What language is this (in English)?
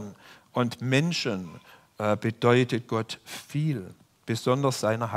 German